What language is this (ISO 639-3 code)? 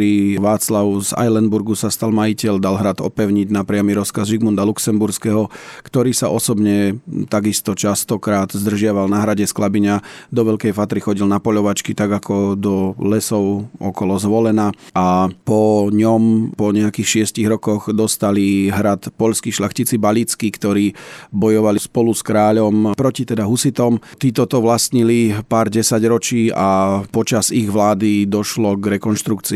slk